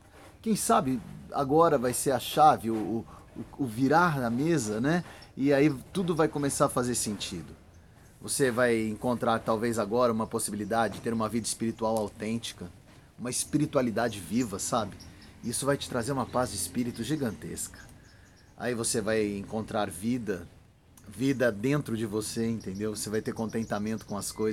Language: Portuguese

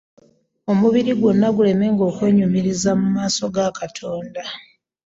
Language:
Ganda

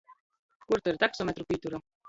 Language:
Latgalian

